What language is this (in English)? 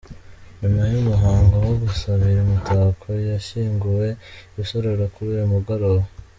Kinyarwanda